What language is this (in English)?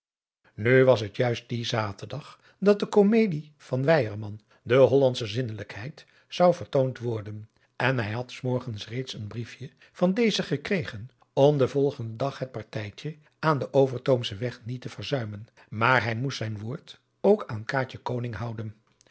Dutch